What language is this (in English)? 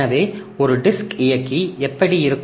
Tamil